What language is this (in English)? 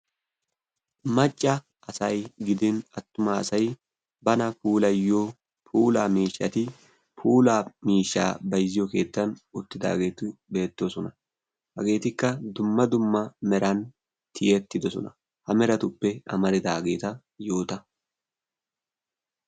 Wolaytta